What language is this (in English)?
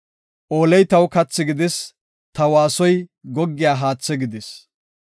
Gofa